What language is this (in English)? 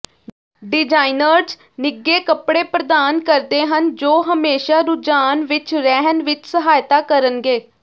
Punjabi